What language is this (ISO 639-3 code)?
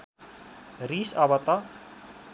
nep